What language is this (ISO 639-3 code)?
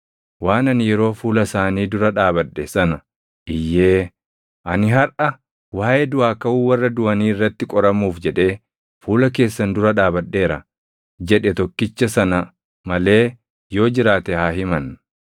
orm